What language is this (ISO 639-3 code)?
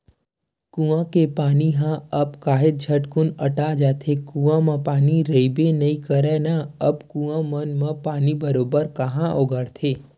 hne